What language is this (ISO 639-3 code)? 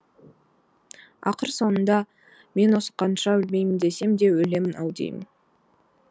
kaz